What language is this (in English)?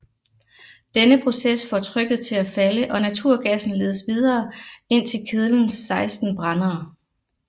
Danish